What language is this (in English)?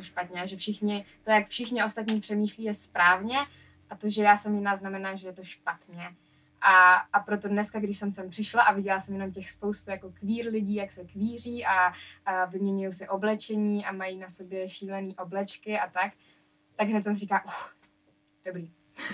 Czech